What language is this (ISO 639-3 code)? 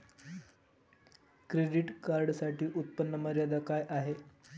mar